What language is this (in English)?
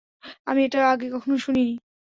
Bangla